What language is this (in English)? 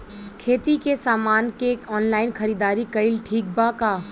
Bhojpuri